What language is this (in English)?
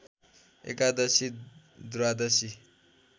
Nepali